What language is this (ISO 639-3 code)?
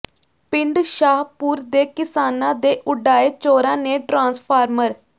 pan